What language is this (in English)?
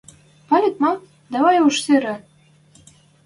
Western Mari